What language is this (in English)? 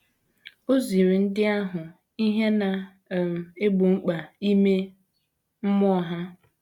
Igbo